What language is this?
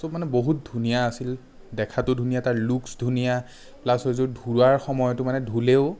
Assamese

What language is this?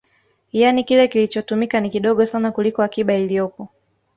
Swahili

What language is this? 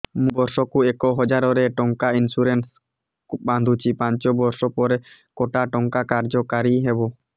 Odia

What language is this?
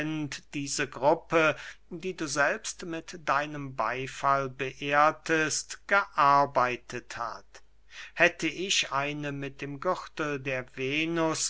German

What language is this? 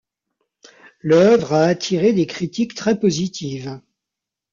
French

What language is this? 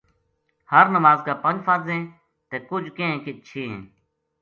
Gujari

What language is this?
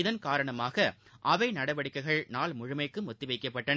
Tamil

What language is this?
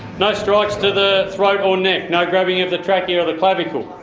English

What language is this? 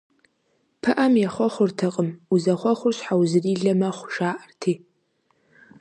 Kabardian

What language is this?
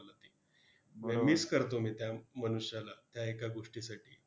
Marathi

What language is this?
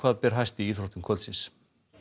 Icelandic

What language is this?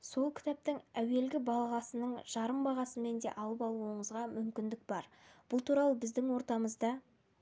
Kazakh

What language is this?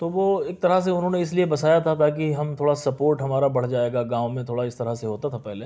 Urdu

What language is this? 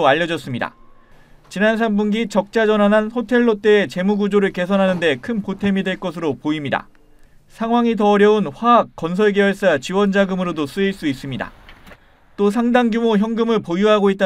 Korean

